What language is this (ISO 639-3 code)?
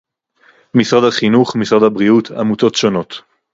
heb